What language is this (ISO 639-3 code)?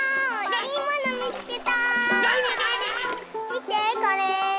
jpn